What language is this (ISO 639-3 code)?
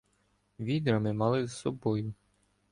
ukr